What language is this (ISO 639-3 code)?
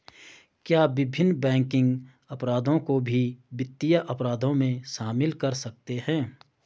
hin